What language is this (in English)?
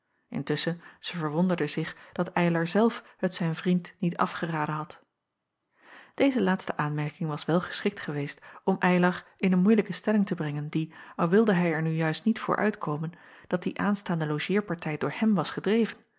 Dutch